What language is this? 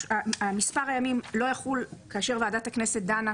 Hebrew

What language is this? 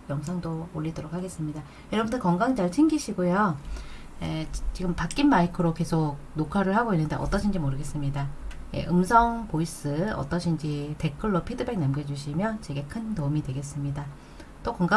Korean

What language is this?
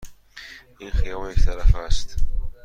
Persian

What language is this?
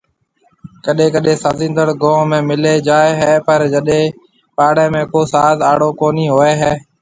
Marwari (Pakistan)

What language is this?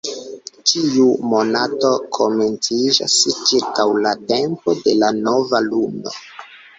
Esperanto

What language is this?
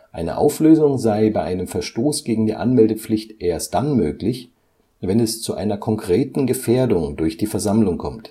German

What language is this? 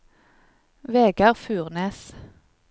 Norwegian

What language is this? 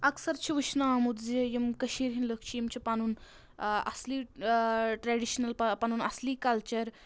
Kashmiri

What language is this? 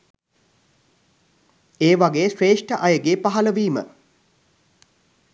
Sinhala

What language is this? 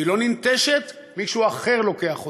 Hebrew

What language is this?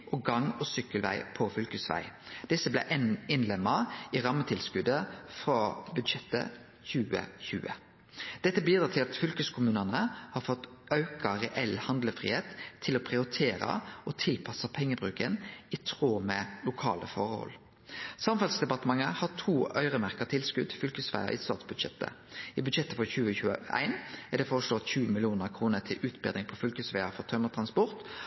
Norwegian Nynorsk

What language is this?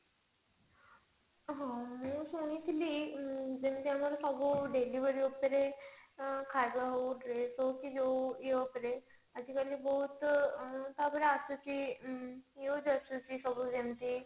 Odia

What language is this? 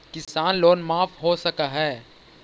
Magahi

